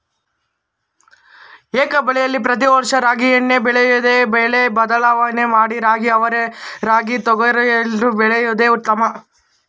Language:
Kannada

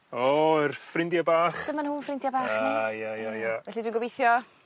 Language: Welsh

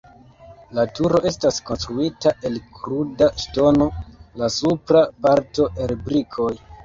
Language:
Esperanto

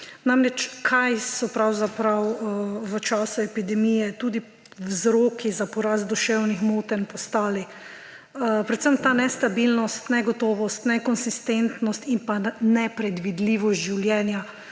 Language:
Slovenian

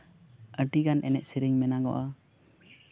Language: Santali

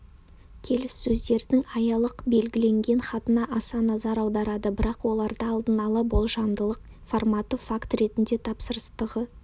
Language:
Kazakh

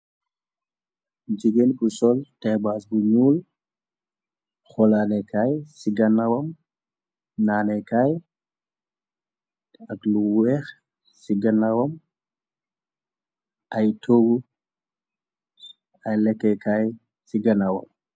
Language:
Wolof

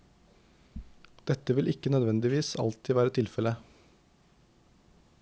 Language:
Norwegian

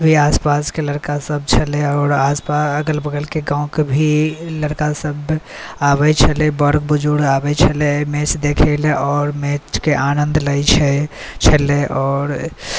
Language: Maithili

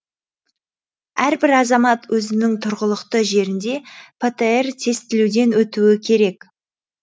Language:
Kazakh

